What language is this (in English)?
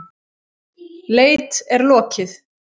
Icelandic